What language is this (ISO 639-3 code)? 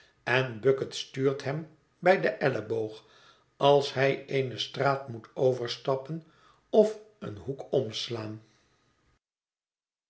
nld